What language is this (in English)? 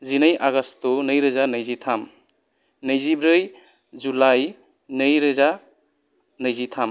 Bodo